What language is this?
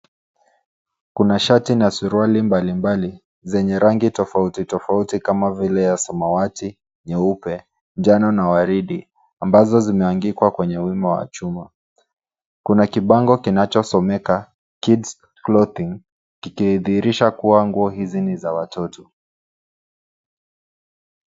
Swahili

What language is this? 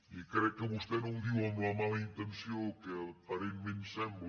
Catalan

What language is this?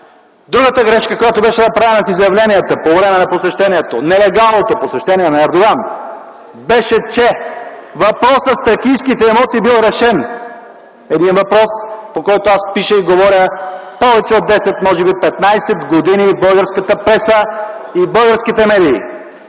Bulgarian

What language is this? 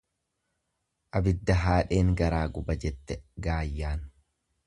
Oromo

